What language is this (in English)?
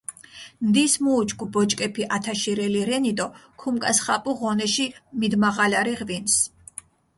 Mingrelian